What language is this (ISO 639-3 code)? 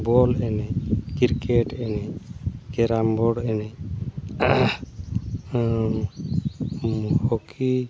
sat